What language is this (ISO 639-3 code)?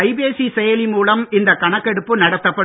tam